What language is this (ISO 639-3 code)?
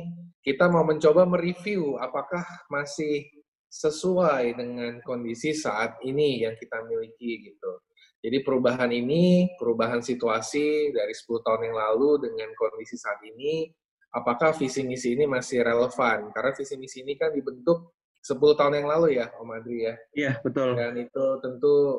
ind